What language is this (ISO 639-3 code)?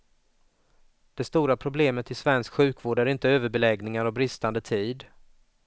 swe